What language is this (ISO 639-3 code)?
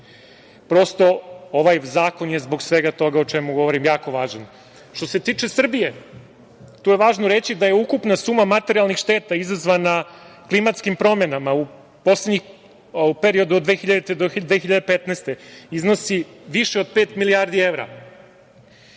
srp